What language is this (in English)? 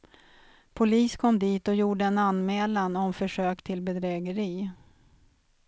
Swedish